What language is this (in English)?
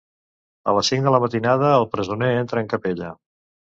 Catalan